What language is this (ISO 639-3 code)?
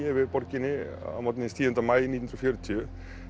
isl